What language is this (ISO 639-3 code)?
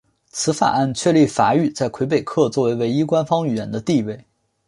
zho